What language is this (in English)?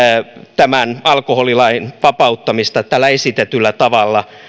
Finnish